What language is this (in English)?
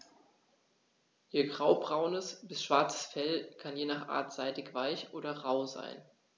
German